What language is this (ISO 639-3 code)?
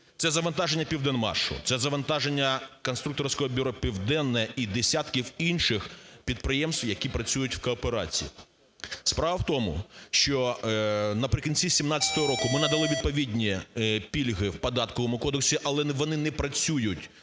ukr